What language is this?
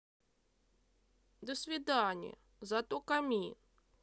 Russian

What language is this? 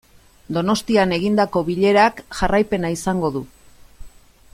Basque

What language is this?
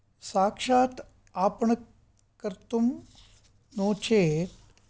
Sanskrit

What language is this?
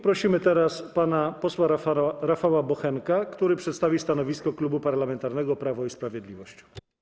Polish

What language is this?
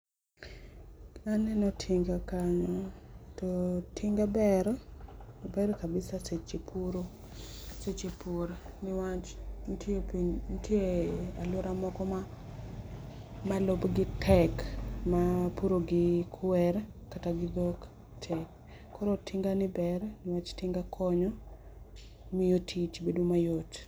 Luo (Kenya and Tanzania)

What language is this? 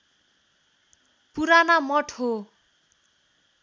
Nepali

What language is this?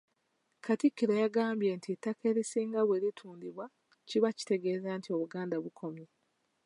Ganda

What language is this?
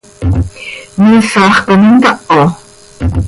Seri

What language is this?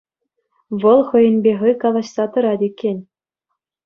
Chuvash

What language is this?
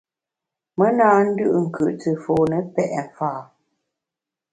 Bamun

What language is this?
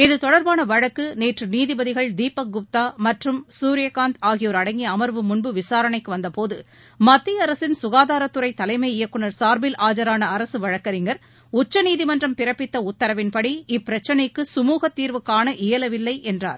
Tamil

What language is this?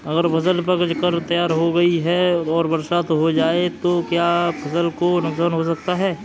Hindi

